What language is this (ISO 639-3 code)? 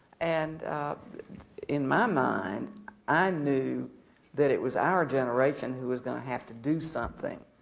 eng